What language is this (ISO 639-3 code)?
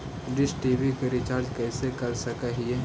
mag